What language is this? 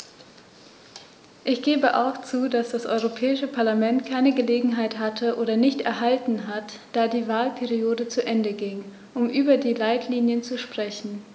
German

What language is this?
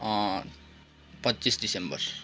Nepali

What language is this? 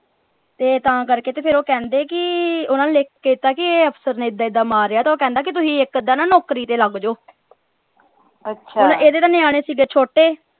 Punjabi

